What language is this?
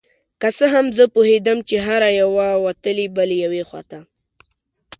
Pashto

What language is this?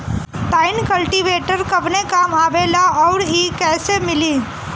Bhojpuri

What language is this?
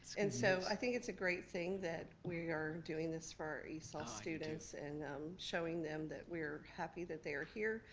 English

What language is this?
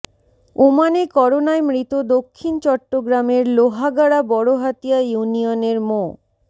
Bangla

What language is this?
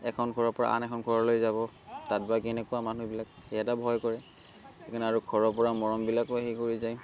Assamese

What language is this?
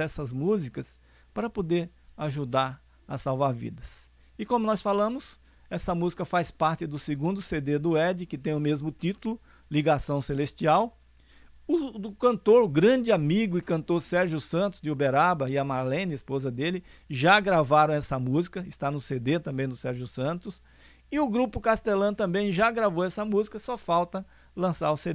Portuguese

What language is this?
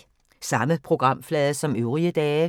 Danish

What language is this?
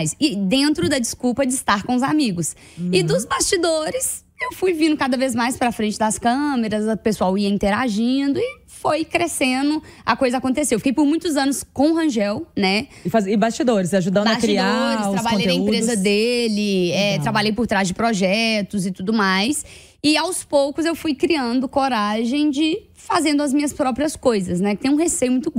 Portuguese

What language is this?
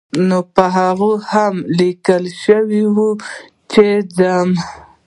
Pashto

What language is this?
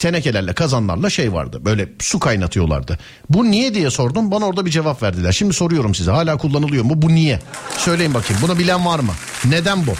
Turkish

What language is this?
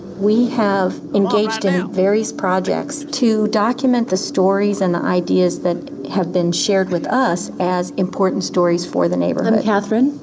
English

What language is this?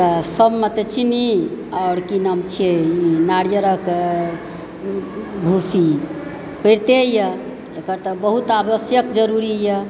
Maithili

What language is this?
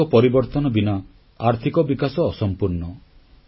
Odia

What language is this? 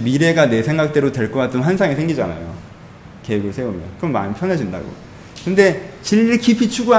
Korean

